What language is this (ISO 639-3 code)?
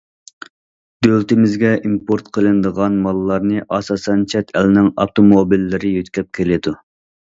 uig